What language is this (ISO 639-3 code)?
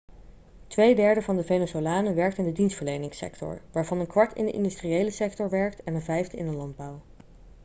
nld